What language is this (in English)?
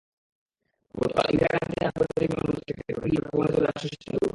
Bangla